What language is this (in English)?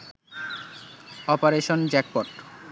Bangla